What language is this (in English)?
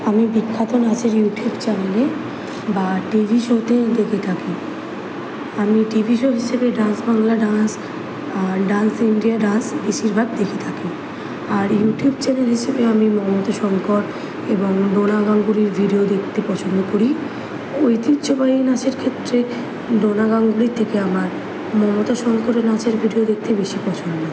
Bangla